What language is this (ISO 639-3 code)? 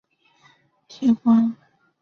zho